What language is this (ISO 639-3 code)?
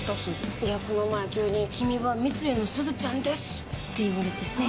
jpn